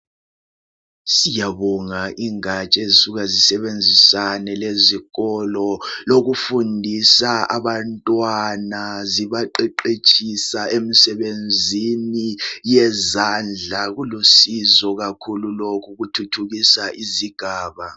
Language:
North Ndebele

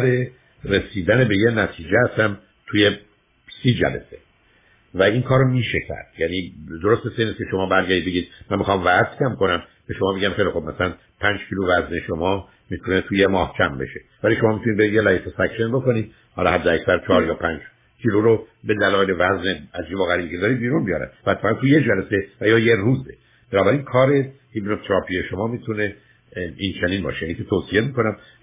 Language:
Persian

